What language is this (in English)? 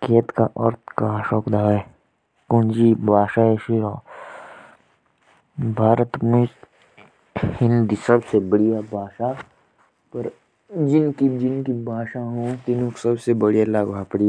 Jaunsari